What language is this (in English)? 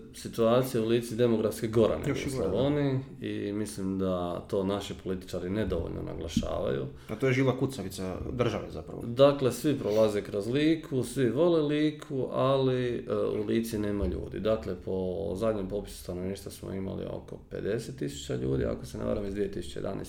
Croatian